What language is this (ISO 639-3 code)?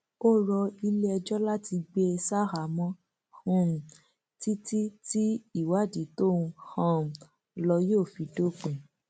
yor